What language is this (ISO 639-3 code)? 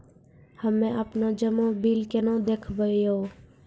mai